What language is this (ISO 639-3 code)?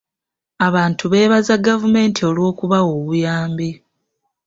lug